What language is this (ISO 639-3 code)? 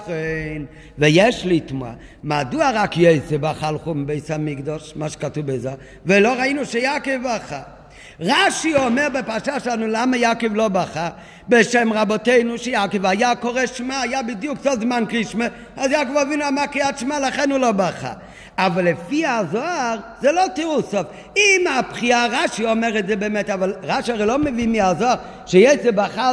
heb